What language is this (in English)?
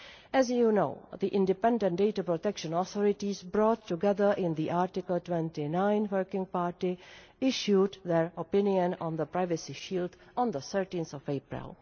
English